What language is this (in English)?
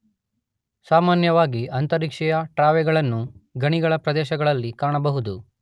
Kannada